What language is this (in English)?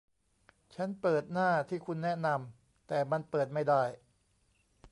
Thai